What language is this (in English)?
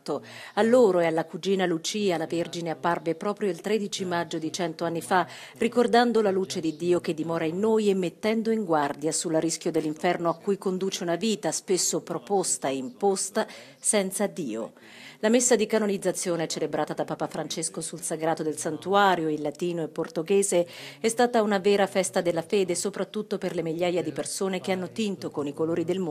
Italian